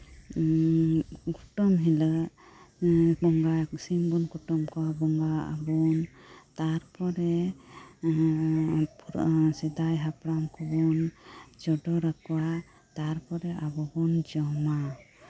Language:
Santali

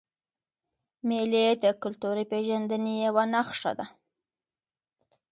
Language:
Pashto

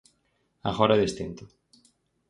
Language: Galician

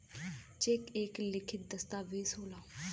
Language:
Bhojpuri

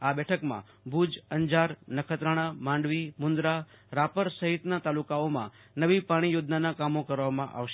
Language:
Gujarati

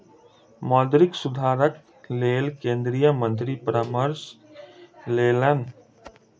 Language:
Maithili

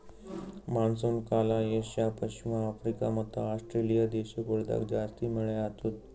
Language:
Kannada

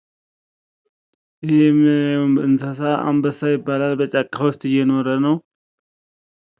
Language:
Amharic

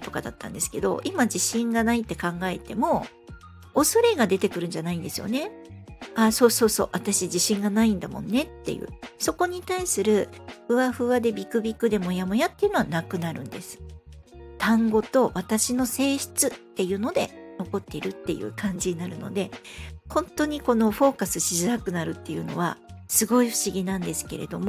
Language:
Japanese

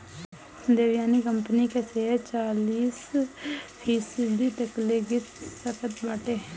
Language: Bhojpuri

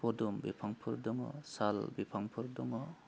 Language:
Bodo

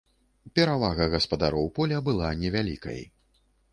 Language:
Belarusian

